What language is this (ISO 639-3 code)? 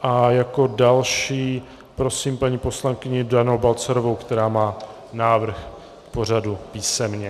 ces